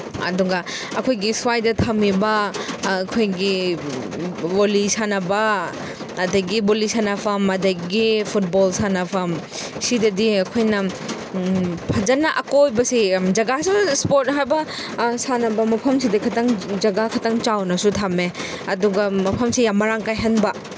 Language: Manipuri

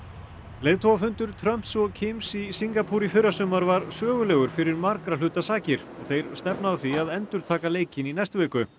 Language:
Icelandic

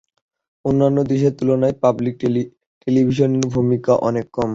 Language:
Bangla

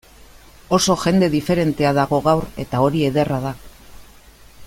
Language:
Basque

